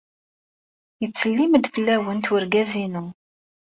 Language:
Kabyle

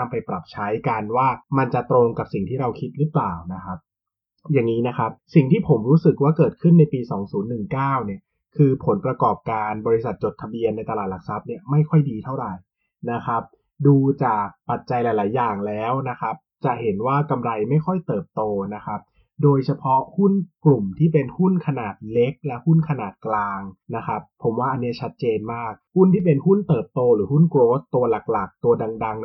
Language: Thai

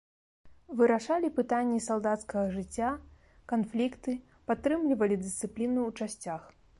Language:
Belarusian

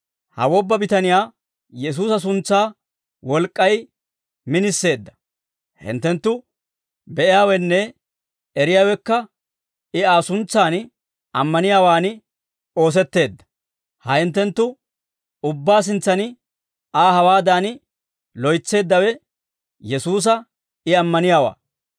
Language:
Dawro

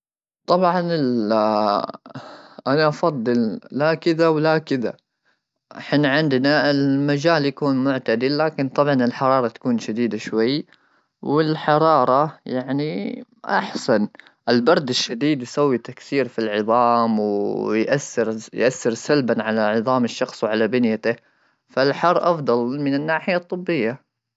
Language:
Gulf Arabic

